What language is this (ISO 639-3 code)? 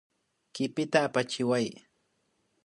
qvi